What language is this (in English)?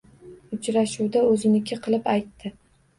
Uzbek